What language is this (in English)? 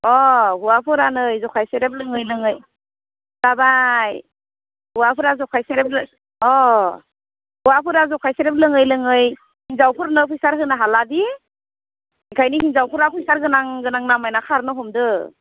Bodo